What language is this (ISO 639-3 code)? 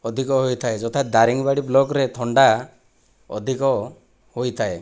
ori